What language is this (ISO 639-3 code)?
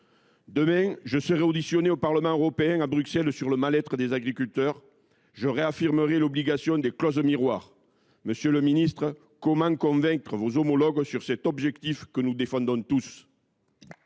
fra